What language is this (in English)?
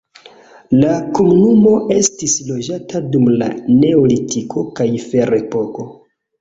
Esperanto